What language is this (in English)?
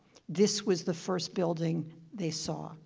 English